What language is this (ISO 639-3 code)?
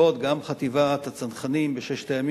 heb